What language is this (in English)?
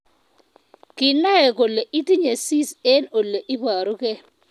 Kalenjin